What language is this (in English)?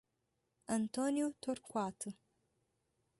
Portuguese